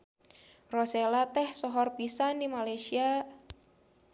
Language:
Sundanese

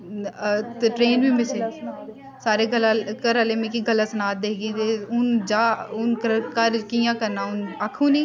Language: Dogri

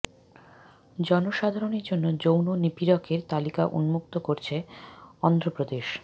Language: Bangla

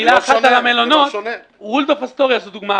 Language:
Hebrew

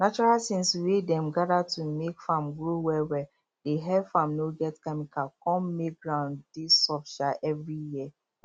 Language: Nigerian Pidgin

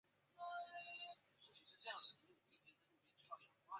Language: Chinese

